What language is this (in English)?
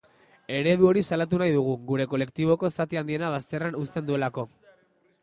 Basque